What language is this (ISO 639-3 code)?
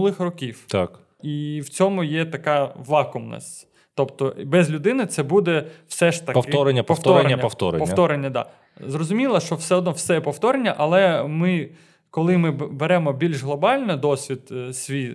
ukr